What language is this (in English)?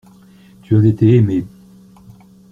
French